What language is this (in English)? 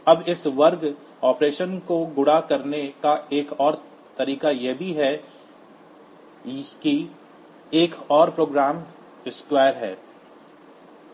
Hindi